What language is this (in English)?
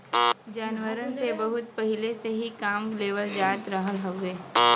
Bhojpuri